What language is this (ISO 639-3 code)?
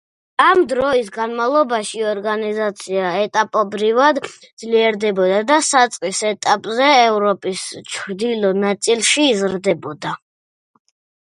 kat